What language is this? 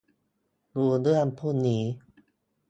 Thai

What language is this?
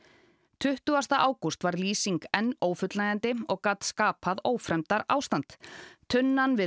Icelandic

